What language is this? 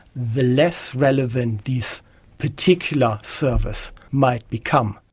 English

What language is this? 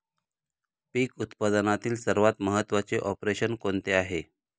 Marathi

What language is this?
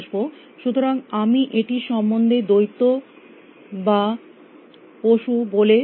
Bangla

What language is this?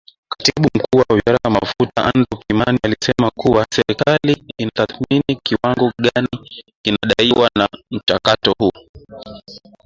Swahili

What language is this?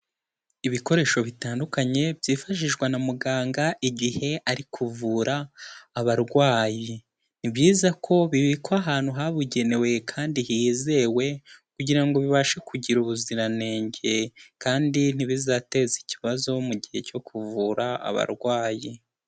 Kinyarwanda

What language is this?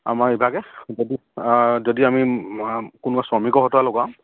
Assamese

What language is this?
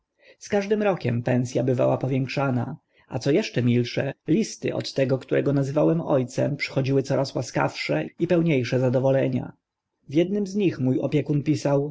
Polish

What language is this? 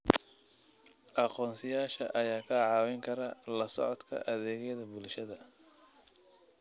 Somali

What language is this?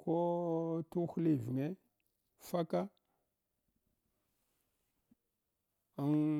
Hwana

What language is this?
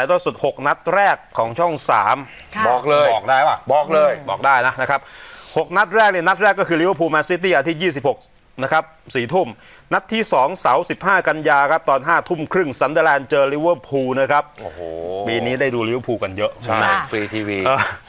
Thai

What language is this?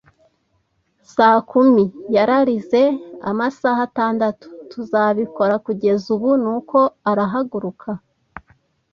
Kinyarwanda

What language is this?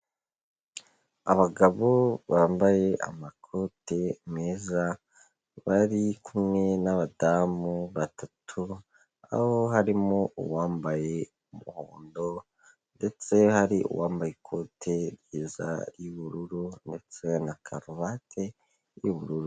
Kinyarwanda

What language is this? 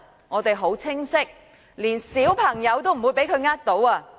Cantonese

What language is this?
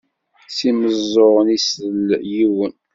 Kabyle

